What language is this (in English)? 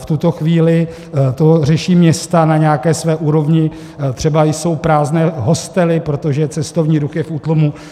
Czech